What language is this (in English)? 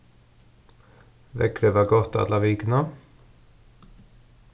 Faroese